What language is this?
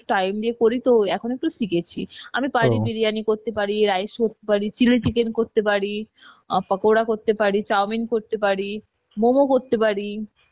Bangla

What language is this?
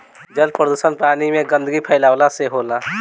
Bhojpuri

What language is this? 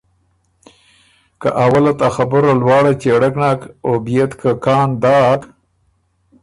Ormuri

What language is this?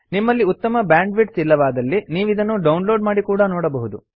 Kannada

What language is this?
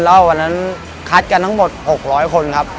Thai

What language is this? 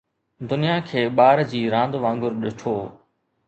Sindhi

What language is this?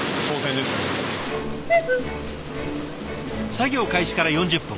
Japanese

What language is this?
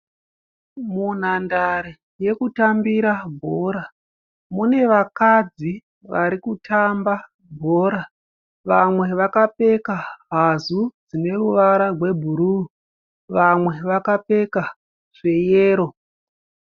Shona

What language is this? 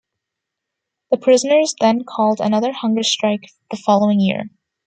English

